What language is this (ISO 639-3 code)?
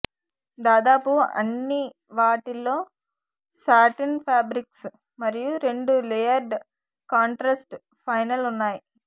tel